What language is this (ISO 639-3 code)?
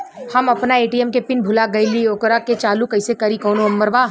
bho